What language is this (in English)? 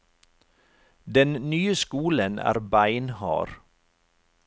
Norwegian